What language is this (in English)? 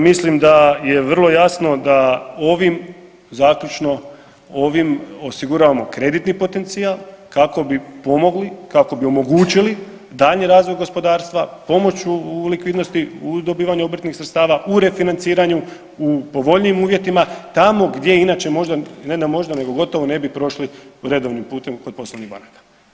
Croatian